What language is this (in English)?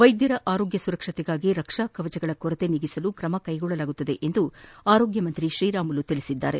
Kannada